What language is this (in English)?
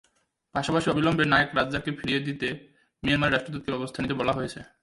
Bangla